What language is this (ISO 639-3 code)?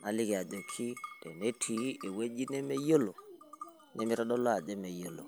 mas